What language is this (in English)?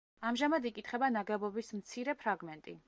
Georgian